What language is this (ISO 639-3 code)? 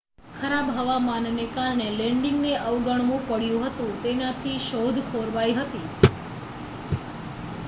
guj